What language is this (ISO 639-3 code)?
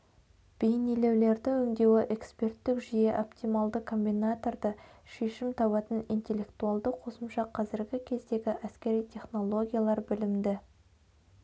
kaz